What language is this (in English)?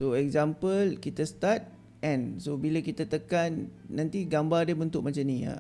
Malay